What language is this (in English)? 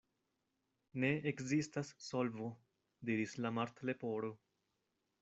Esperanto